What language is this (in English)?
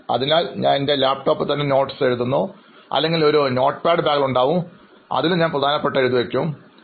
Malayalam